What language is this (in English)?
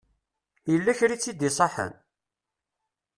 Kabyle